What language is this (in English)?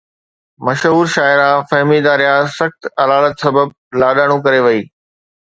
Sindhi